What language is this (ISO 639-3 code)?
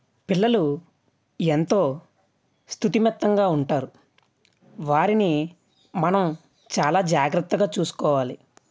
tel